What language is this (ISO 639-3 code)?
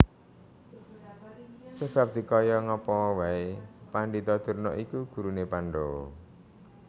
jav